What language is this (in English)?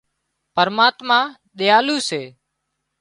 Wadiyara Koli